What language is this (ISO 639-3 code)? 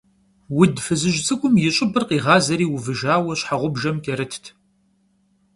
kbd